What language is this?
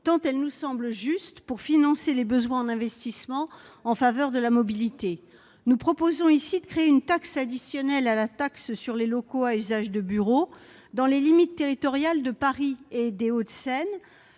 French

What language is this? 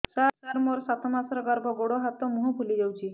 Odia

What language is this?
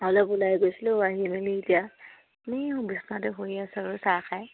Assamese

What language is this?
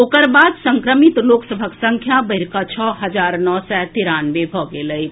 Maithili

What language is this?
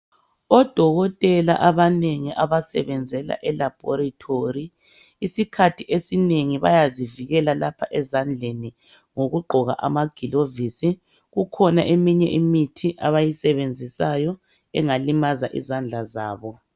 North Ndebele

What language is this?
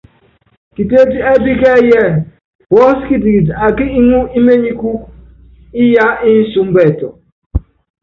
Yangben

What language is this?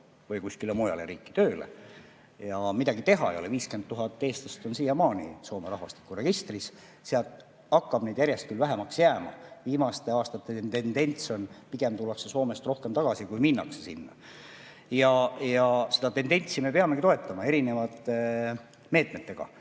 Estonian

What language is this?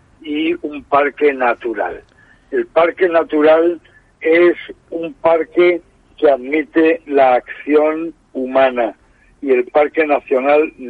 Spanish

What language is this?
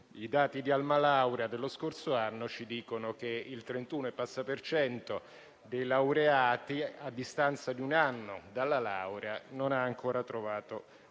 Italian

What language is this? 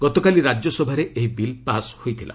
Odia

